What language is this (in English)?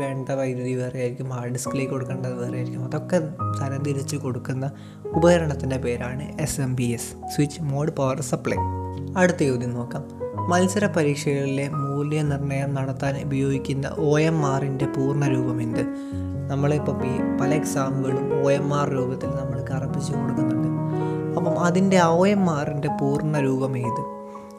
Malayalam